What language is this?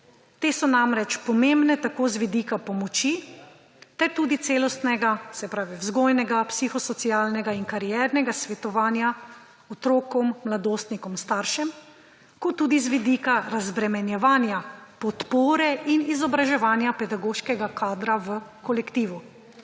Slovenian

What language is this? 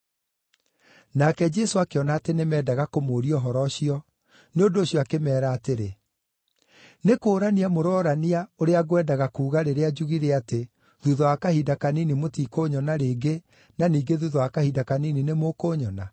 Kikuyu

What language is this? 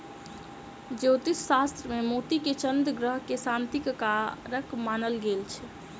Maithili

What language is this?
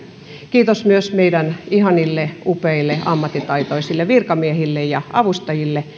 Finnish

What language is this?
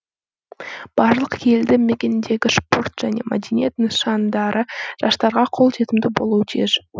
Kazakh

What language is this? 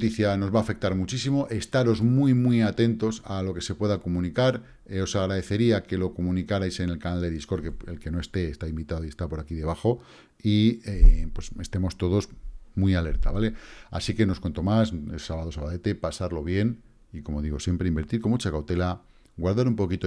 Spanish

